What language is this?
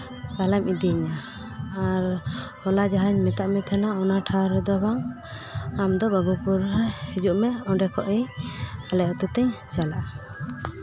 Santali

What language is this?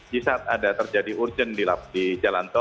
Indonesian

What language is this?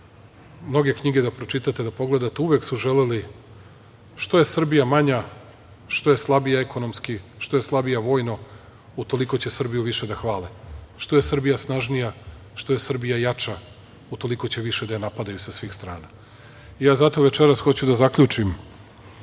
Serbian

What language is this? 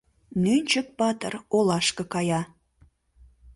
Mari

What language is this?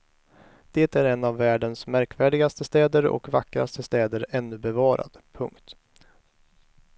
Swedish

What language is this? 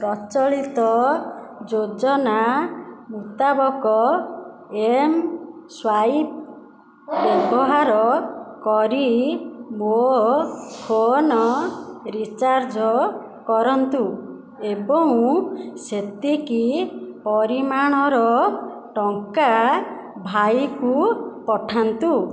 Odia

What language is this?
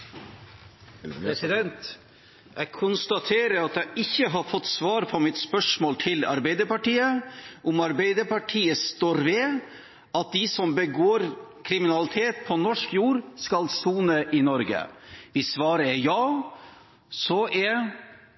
Norwegian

